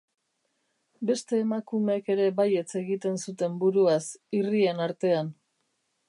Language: Basque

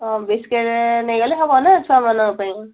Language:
Odia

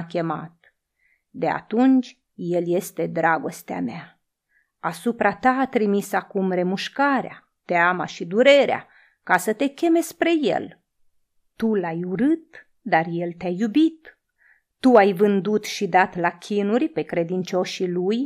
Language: Romanian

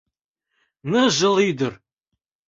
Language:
Mari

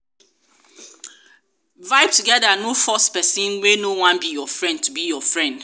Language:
Nigerian Pidgin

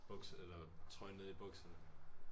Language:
Danish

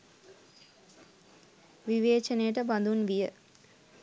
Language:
Sinhala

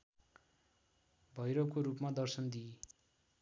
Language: Nepali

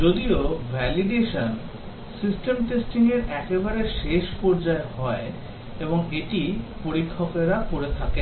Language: Bangla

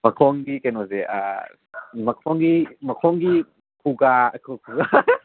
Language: Manipuri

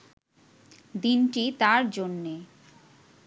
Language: Bangla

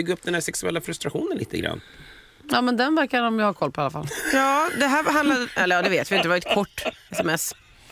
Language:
Swedish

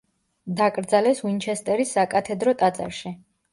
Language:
Georgian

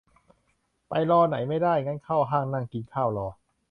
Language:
Thai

